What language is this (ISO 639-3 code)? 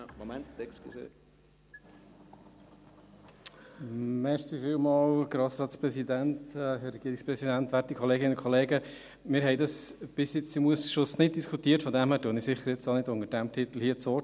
gsw